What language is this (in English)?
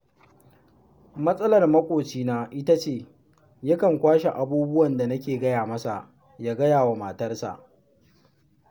Hausa